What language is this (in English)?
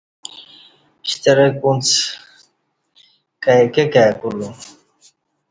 Kati